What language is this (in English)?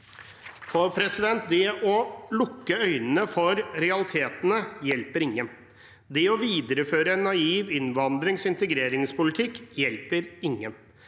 Norwegian